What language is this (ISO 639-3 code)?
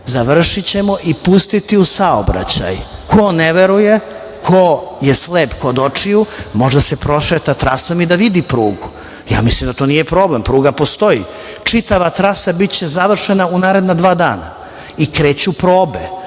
srp